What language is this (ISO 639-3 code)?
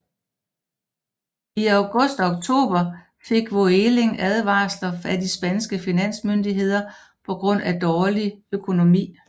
dan